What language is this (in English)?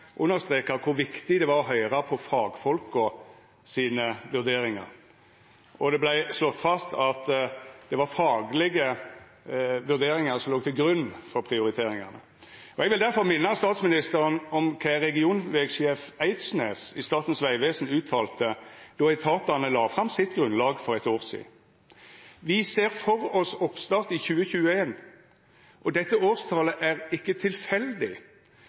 Norwegian Nynorsk